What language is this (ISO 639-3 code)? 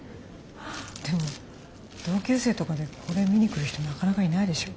jpn